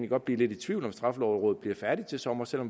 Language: Danish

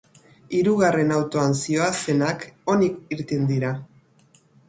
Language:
Basque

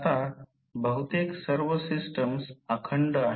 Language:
Marathi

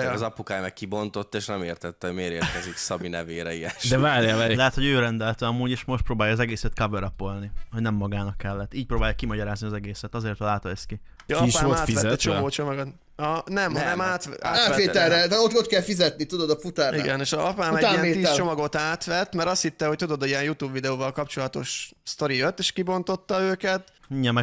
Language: Hungarian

